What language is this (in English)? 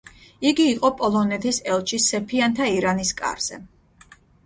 Georgian